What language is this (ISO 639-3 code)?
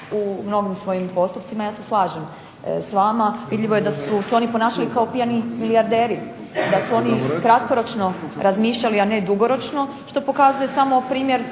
hrv